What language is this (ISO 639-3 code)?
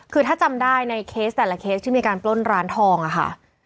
tha